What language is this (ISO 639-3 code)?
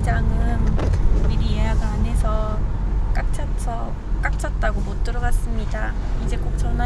kor